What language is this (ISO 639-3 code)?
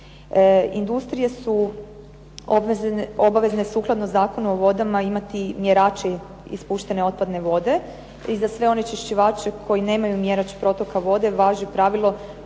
hrv